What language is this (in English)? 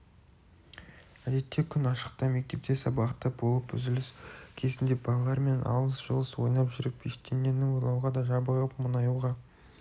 Kazakh